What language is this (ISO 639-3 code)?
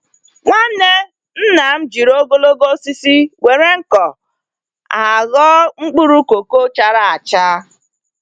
ibo